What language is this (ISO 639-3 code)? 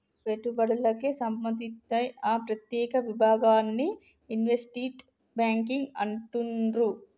tel